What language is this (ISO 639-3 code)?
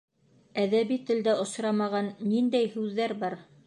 bak